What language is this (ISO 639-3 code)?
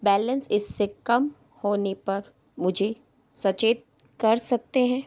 hin